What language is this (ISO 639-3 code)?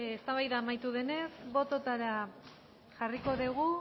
eus